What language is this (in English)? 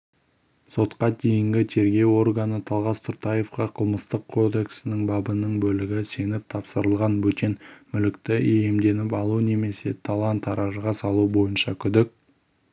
Kazakh